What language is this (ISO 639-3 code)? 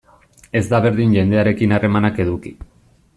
eus